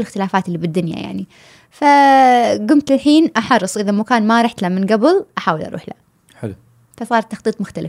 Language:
Arabic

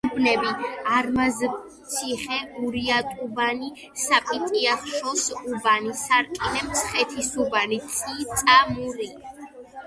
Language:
Georgian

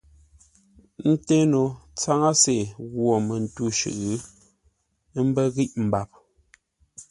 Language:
Ngombale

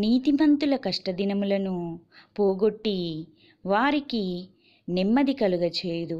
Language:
English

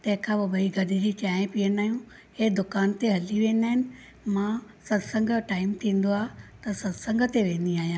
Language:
Sindhi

